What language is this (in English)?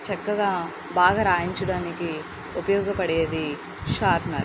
Telugu